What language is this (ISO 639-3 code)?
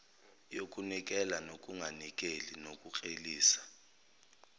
zul